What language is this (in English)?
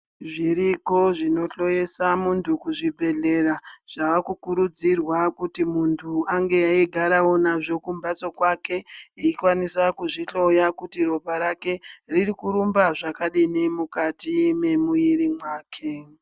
Ndau